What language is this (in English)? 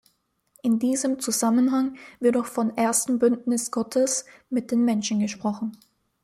German